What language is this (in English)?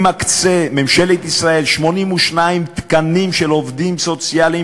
Hebrew